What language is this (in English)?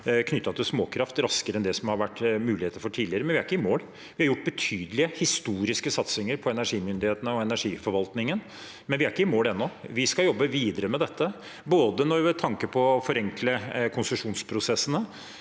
Norwegian